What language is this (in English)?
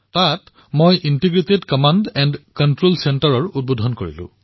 Assamese